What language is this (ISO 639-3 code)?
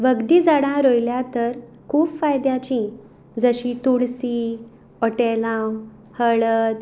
kok